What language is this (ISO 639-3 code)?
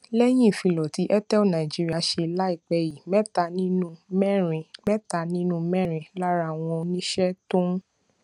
yor